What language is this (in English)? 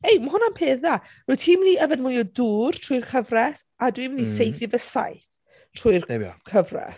Welsh